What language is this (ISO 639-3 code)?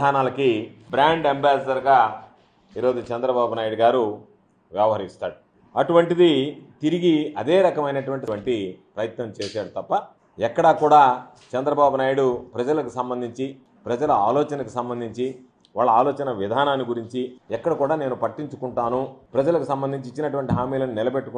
tel